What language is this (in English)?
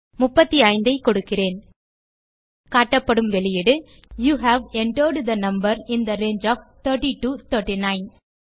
Tamil